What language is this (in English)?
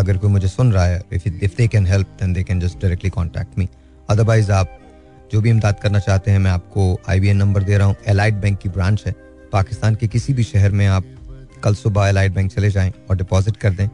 Hindi